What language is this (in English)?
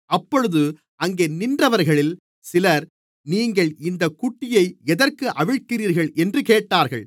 Tamil